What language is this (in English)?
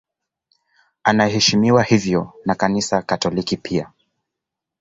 Swahili